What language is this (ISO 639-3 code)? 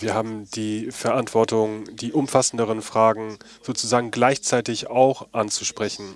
deu